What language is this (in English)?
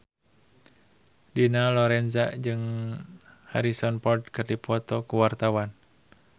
Sundanese